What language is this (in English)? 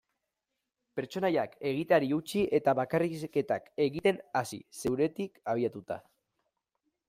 Basque